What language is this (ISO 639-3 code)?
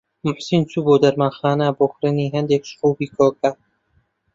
ckb